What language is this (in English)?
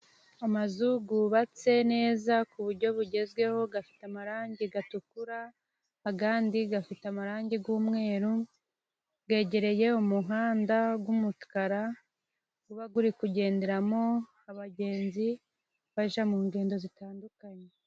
Kinyarwanda